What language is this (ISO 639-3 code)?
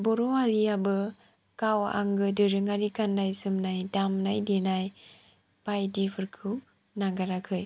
brx